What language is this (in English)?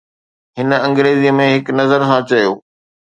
Sindhi